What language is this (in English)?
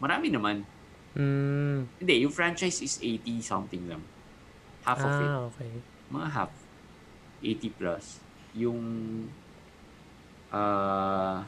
Filipino